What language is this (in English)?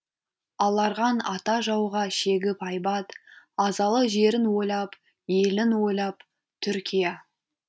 Kazakh